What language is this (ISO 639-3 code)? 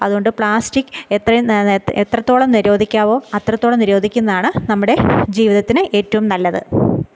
mal